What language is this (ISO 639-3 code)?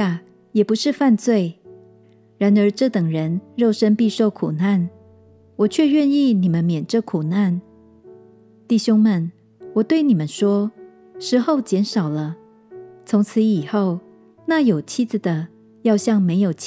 zho